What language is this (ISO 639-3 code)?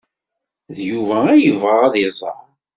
kab